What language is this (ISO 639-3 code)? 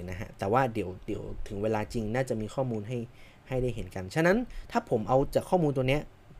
tha